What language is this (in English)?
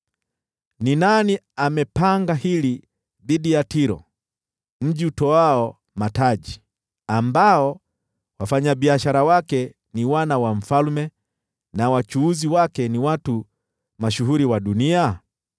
Swahili